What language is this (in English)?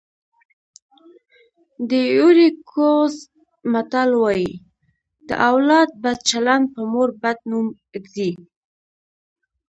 Pashto